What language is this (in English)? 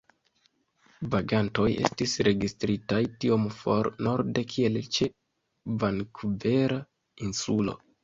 Esperanto